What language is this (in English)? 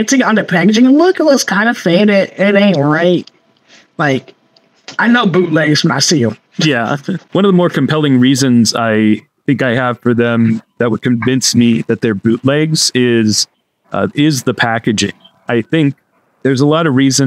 English